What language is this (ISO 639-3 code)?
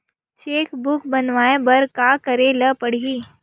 hne